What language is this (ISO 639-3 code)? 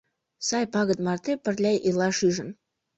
chm